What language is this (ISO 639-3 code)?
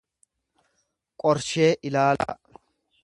orm